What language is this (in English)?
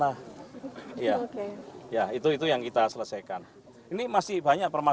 Indonesian